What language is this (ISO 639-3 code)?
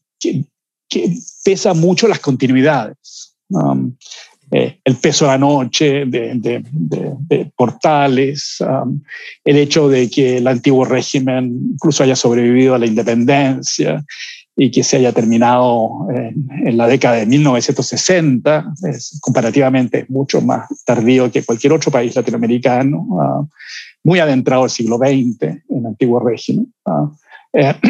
spa